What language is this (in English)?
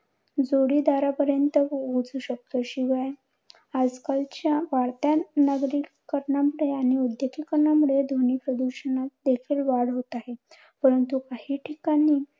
Marathi